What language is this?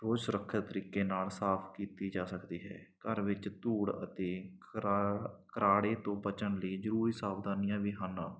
Punjabi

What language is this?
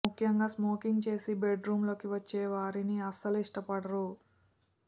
Telugu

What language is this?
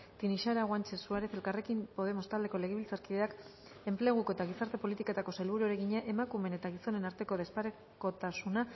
Basque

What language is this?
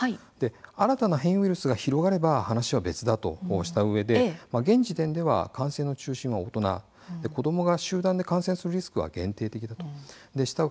Japanese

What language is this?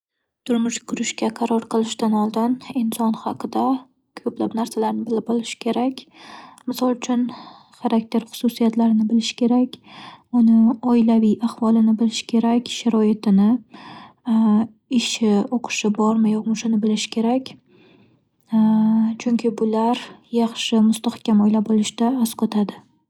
Uzbek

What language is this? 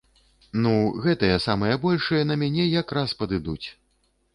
Belarusian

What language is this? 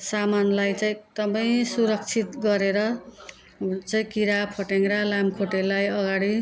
Nepali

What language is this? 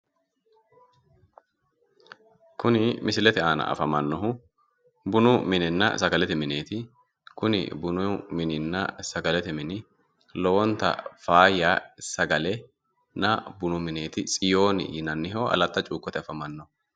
Sidamo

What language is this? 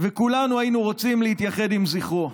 Hebrew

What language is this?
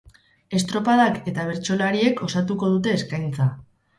Basque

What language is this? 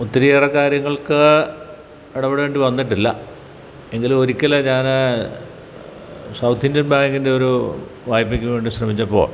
Malayalam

